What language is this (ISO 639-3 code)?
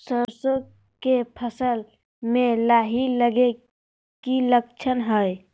mag